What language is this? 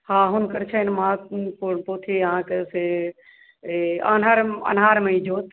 Maithili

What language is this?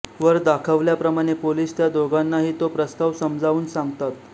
Marathi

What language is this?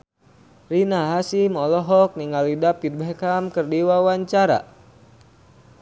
Sundanese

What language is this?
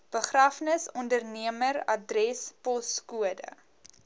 Afrikaans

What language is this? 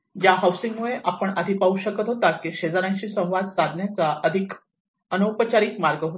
Marathi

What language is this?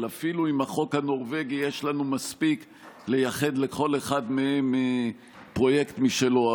Hebrew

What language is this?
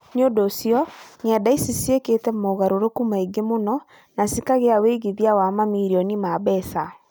Kikuyu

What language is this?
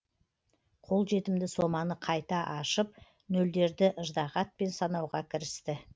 Kazakh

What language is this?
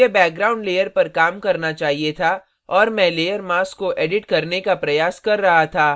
Hindi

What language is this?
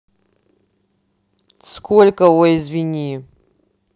Russian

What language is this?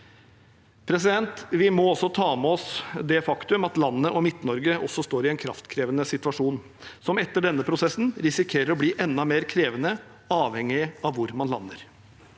Norwegian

